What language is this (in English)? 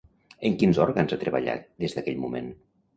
Catalan